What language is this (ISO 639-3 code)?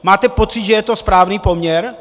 ces